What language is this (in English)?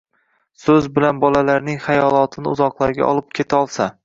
Uzbek